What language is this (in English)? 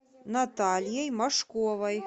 Russian